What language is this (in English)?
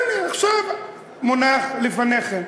Hebrew